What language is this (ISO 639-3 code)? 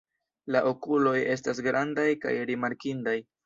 epo